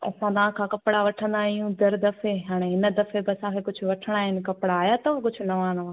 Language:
Sindhi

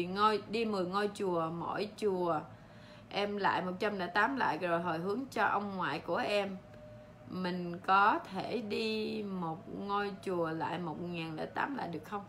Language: Vietnamese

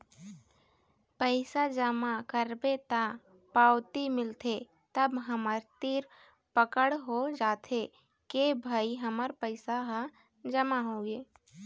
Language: Chhattisgarhi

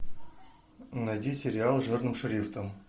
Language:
Russian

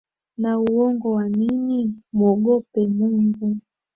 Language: Swahili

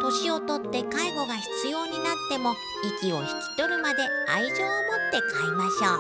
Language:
Japanese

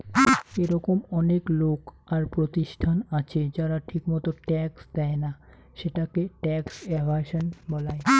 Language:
Bangla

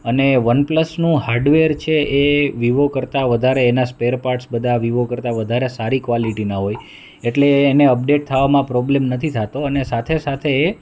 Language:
Gujarati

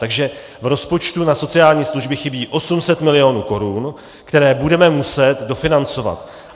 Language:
Czech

